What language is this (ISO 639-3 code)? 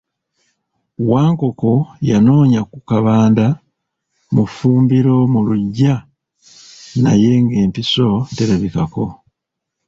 lug